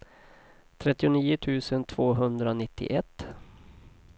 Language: Swedish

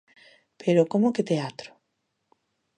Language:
Galician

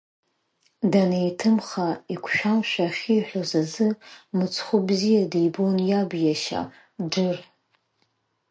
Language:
Abkhazian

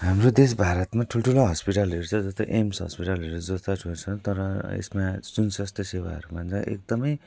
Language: Nepali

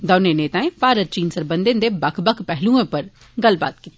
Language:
Dogri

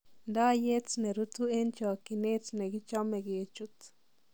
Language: Kalenjin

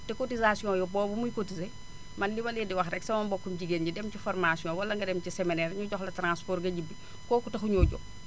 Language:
Wolof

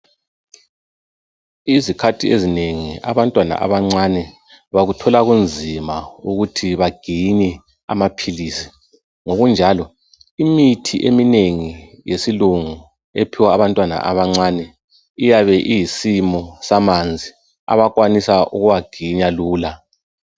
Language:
North Ndebele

